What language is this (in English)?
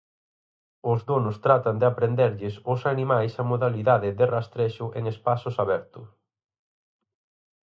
Galician